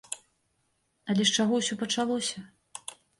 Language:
Belarusian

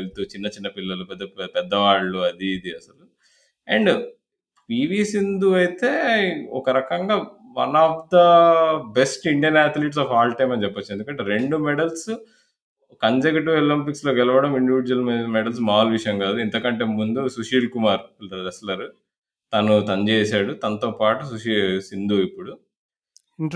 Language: Telugu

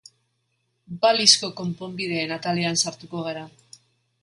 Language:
Basque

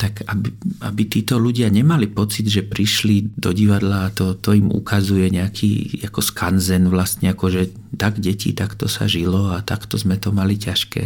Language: Czech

